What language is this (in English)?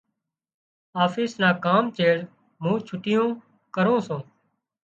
Wadiyara Koli